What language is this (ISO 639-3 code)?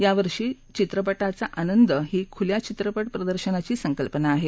mar